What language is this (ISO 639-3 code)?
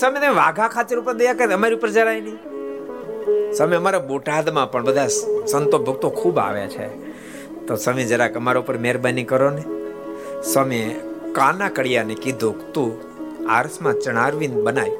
guj